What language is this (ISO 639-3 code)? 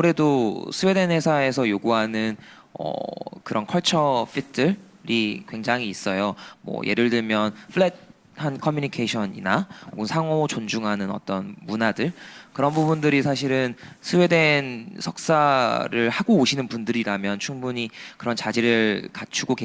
kor